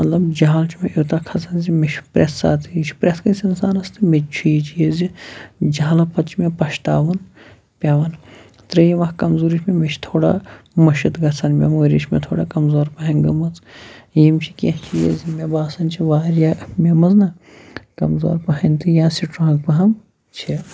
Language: Kashmiri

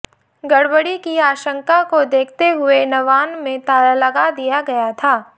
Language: Hindi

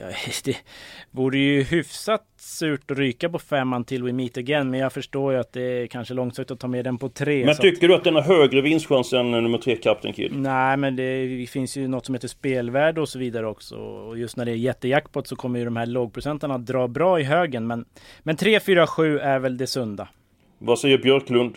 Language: Swedish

